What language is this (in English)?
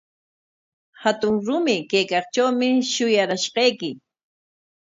Corongo Ancash Quechua